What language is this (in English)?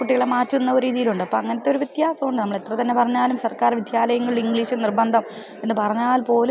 Malayalam